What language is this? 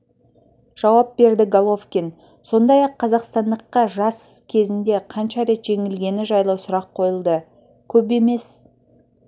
Kazakh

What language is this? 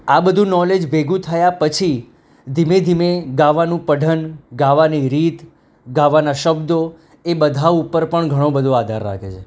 Gujarati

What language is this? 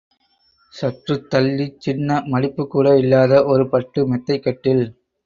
Tamil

